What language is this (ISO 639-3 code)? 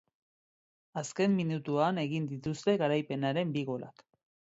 eus